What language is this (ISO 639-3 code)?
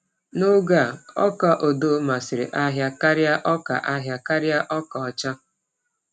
ibo